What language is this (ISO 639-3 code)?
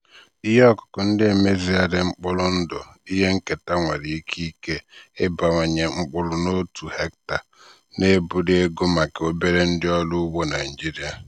ibo